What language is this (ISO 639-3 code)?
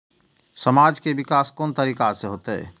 mai